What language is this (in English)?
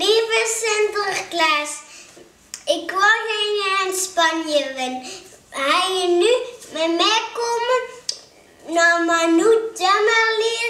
Dutch